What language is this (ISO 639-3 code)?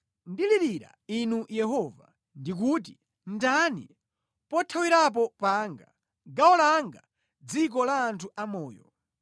nya